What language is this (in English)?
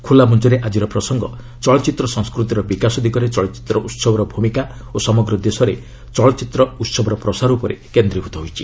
Odia